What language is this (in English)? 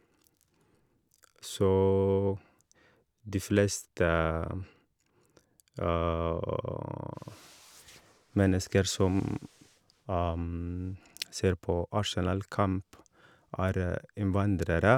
Norwegian